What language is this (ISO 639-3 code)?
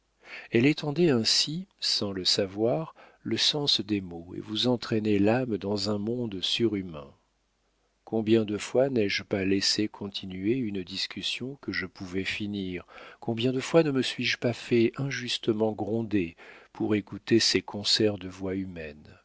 fra